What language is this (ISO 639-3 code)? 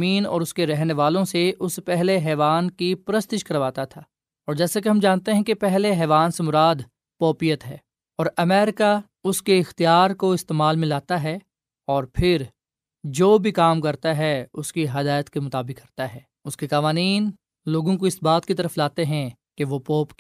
urd